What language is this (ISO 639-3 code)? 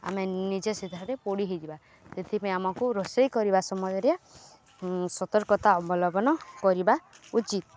ori